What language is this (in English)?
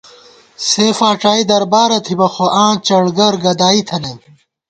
Gawar-Bati